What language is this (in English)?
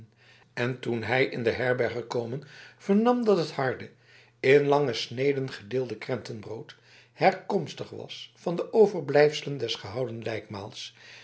Dutch